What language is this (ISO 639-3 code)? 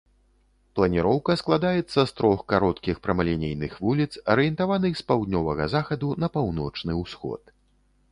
bel